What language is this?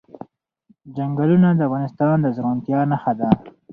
Pashto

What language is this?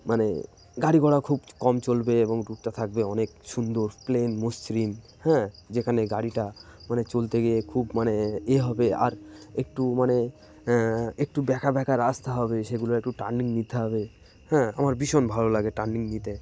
Bangla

